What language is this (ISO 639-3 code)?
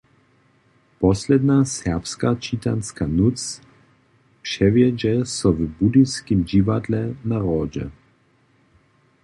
hsb